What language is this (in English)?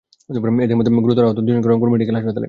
Bangla